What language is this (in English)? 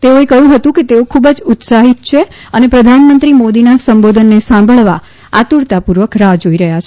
Gujarati